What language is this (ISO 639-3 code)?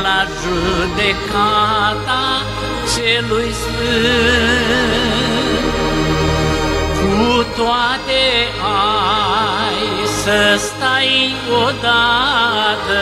ron